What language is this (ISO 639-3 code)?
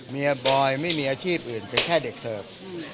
tha